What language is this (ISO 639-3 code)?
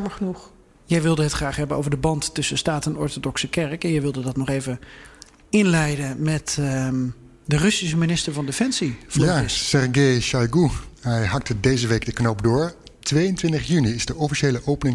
nld